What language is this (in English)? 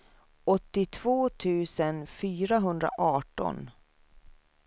Swedish